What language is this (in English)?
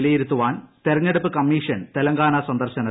Malayalam